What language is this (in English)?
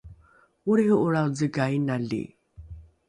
Rukai